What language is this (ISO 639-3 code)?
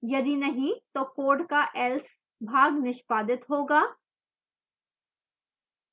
hin